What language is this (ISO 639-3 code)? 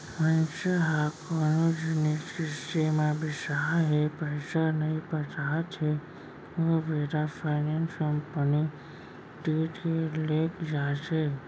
hne